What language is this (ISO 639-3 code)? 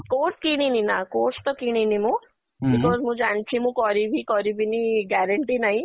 ori